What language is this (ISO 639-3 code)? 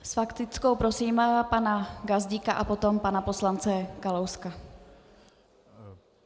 ces